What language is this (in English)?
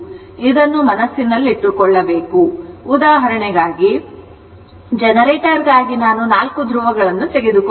Kannada